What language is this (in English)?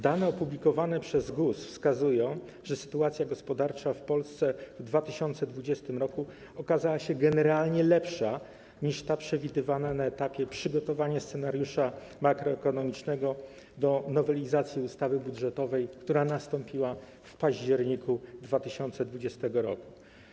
Polish